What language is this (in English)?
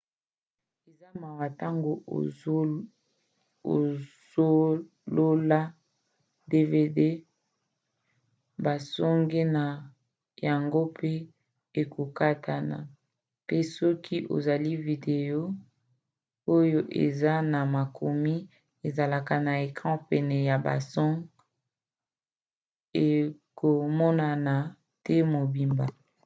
Lingala